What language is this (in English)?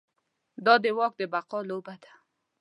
Pashto